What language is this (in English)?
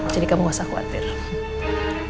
Indonesian